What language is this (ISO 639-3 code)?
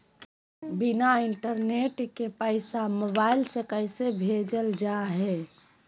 mag